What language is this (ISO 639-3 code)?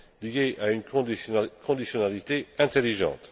fra